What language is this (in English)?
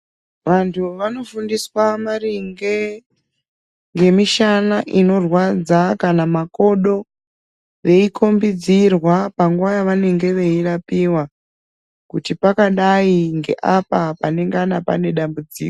Ndau